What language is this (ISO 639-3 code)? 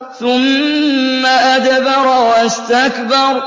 ara